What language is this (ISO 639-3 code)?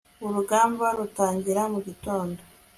kin